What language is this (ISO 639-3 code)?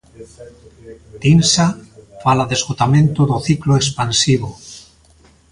glg